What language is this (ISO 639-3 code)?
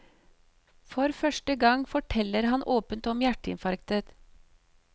nor